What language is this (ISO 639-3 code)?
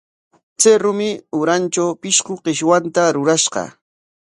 qwa